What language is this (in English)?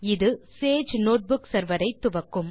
Tamil